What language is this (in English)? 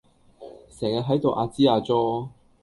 Cantonese